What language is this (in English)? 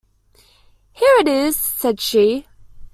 English